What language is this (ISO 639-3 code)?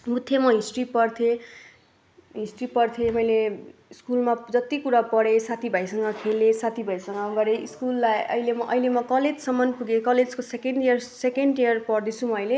nep